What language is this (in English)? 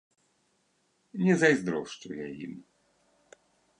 Belarusian